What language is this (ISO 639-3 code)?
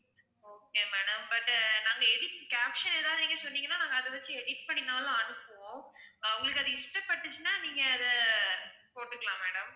tam